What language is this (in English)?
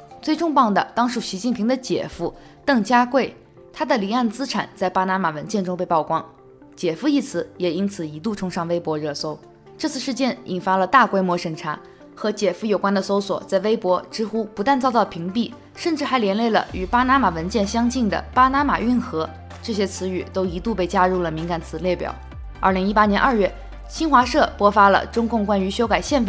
Chinese